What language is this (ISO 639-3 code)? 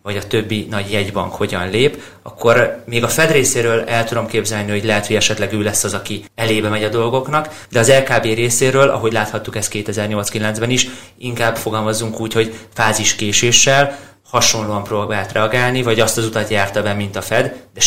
hun